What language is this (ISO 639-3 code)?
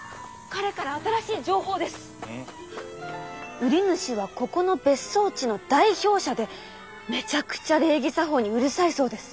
jpn